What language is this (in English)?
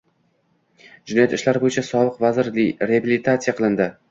Uzbek